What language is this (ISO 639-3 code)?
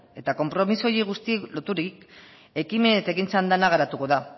eus